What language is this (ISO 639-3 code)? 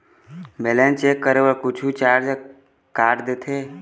hne